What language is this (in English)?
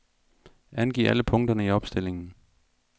Danish